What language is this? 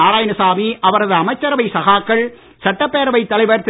Tamil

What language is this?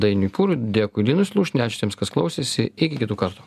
Lithuanian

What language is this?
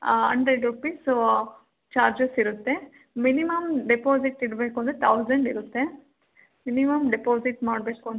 Kannada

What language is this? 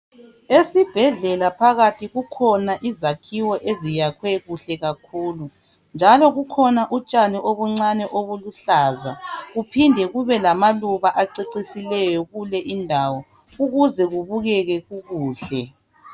North Ndebele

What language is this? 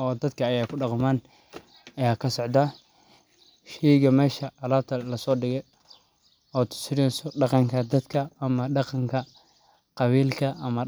Somali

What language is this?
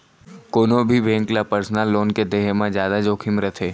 Chhattisgarhi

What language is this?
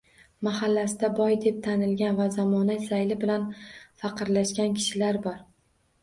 Uzbek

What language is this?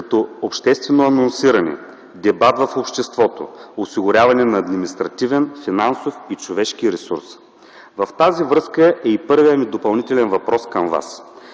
Bulgarian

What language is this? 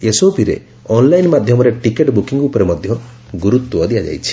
Odia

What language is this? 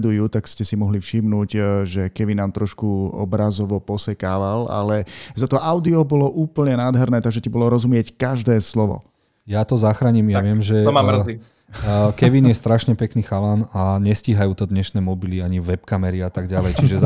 Slovak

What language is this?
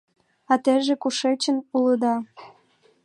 Mari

